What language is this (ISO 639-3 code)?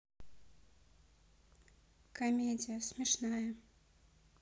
rus